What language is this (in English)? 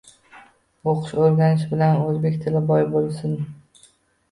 Uzbek